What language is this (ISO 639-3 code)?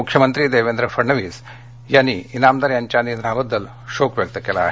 mar